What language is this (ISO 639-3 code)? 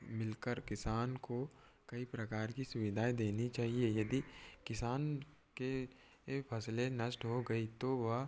hin